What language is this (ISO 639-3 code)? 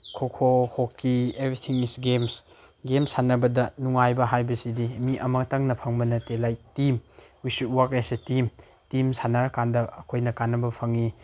mni